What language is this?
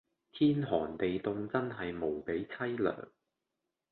Cantonese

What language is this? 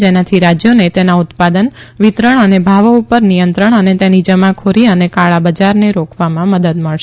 Gujarati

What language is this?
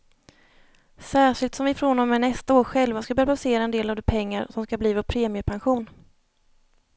Swedish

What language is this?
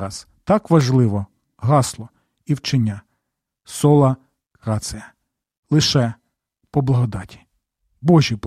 Ukrainian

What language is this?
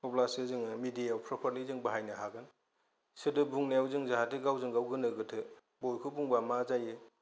Bodo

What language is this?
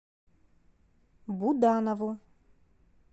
Russian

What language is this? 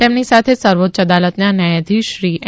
Gujarati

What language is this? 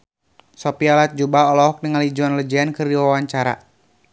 Sundanese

